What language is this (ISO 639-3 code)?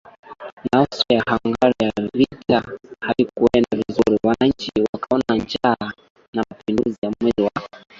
swa